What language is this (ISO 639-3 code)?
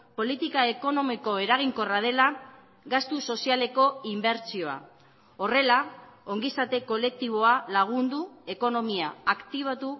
eus